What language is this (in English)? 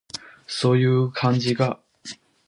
Japanese